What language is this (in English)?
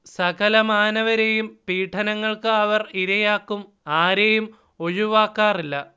Malayalam